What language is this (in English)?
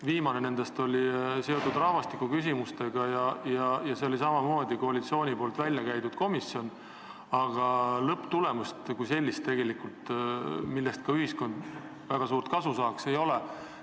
Estonian